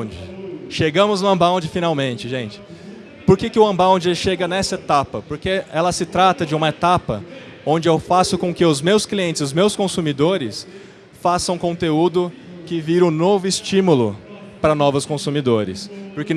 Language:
Portuguese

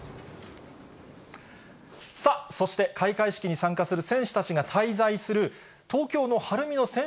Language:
Japanese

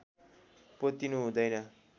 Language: Nepali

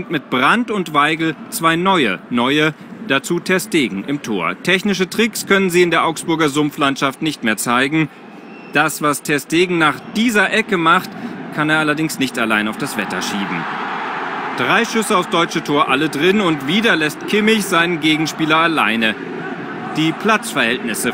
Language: German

